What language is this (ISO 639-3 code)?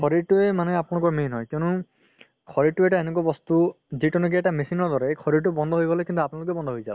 asm